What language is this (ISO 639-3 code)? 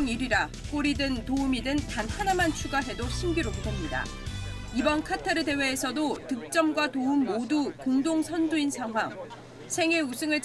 kor